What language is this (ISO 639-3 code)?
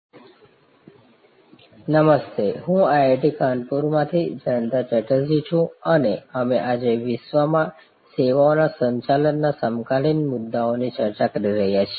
guj